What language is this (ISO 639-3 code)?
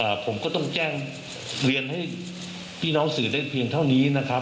tha